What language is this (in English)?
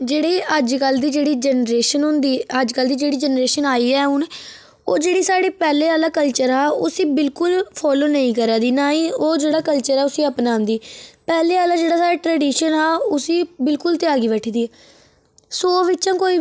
Dogri